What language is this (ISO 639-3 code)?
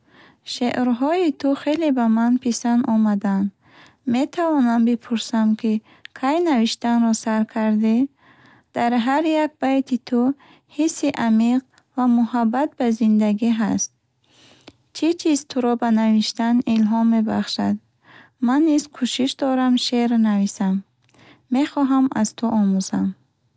bhh